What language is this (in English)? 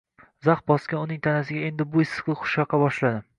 Uzbek